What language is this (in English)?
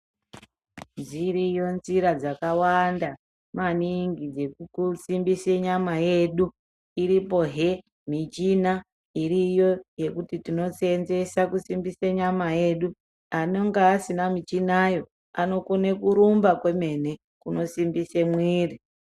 Ndau